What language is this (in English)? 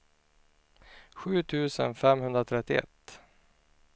Swedish